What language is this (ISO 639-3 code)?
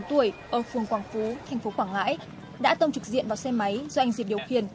vie